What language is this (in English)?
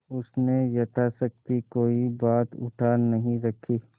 Hindi